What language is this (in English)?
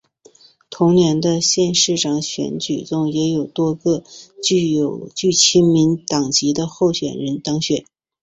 Chinese